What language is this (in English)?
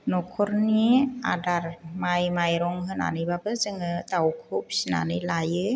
Bodo